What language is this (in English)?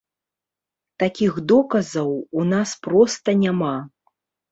Belarusian